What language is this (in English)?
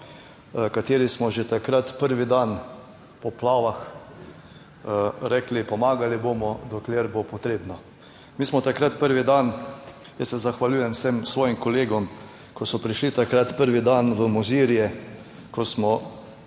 Slovenian